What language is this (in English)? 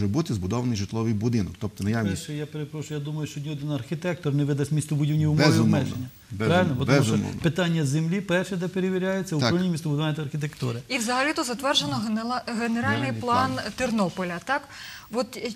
Ukrainian